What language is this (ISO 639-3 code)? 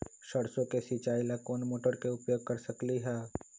mag